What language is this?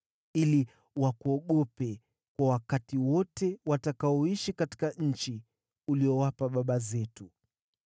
Swahili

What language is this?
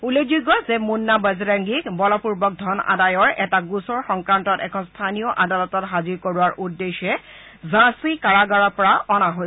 Assamese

